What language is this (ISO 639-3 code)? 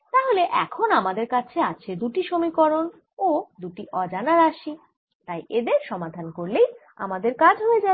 ben